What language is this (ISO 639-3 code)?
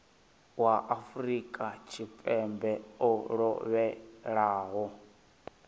ven